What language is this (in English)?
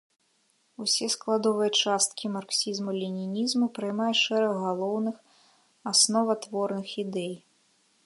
Belarusian